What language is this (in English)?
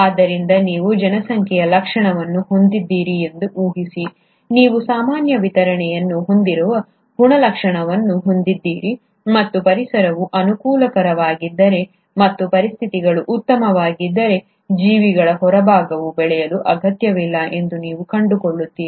Kannada